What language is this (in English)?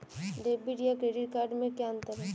Hindi